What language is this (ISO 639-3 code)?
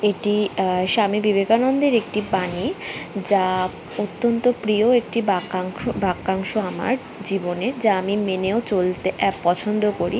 ben